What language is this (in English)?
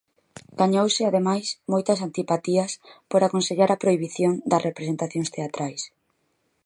Galician